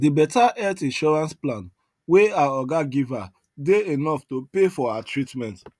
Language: Nigerian Pidgin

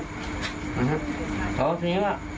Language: Thai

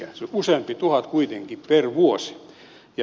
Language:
Finnish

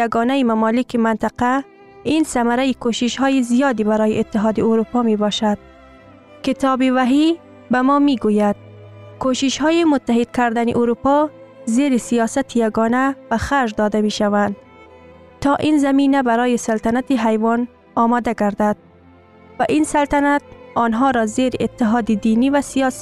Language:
Persian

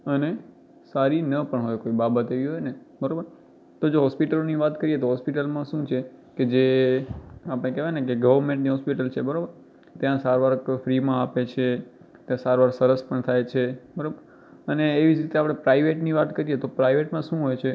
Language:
Gujarati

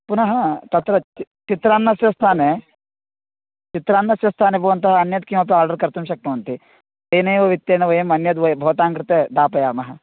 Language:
Sanskrit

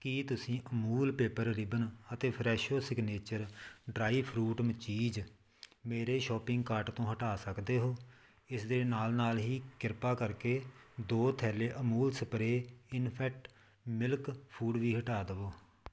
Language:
Punjabi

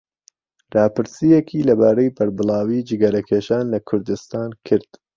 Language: Central Kurdish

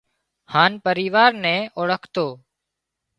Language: Wadiyara Koli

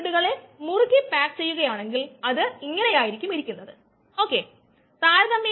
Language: Malayalam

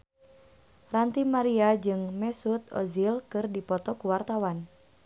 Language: Sundanese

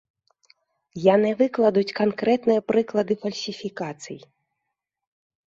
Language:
Belarusian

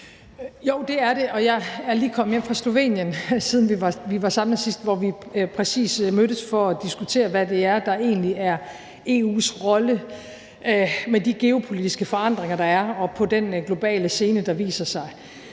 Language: Danish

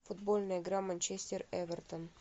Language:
Russian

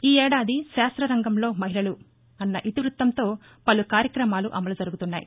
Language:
Telugu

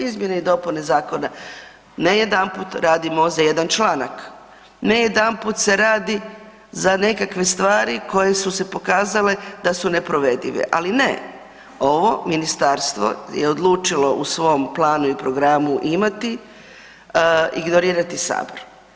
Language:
Croatian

